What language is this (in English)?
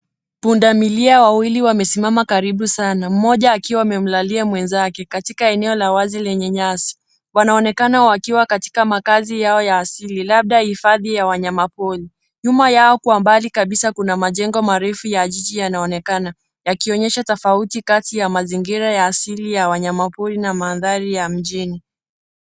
Swahili